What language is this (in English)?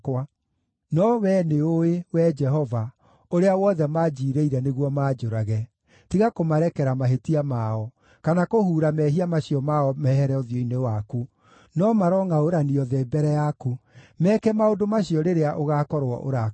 Kikuyu